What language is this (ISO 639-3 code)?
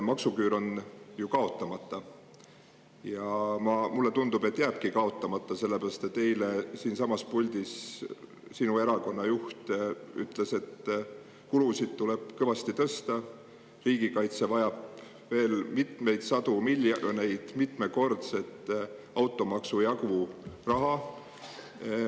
est